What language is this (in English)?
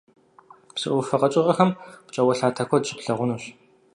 Kabardian